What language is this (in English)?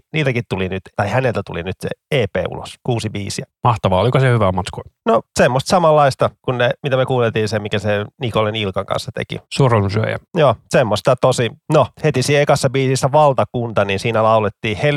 Finnish